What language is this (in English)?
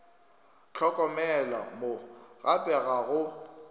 Northern Sotho